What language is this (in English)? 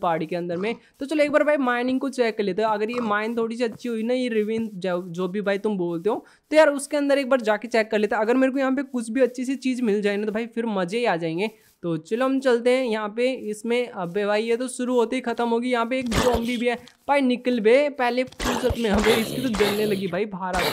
Hindi